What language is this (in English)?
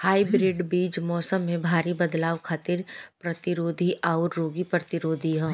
Bhojpuri